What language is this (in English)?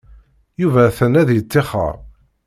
Kabyle